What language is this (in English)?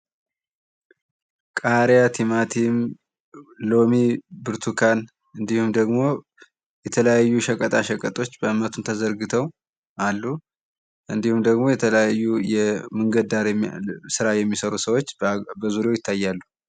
Amharic